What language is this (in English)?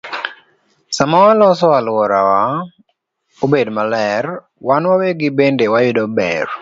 Luo (Kenya and Tanzania)